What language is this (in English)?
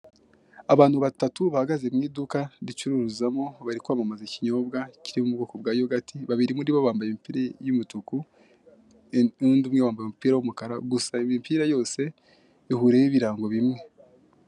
Kinyarwanda